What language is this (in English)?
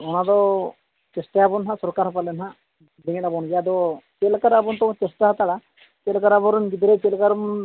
Santali